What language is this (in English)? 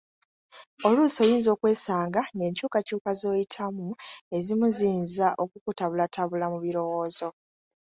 Ganda